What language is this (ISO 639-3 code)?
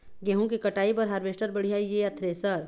hne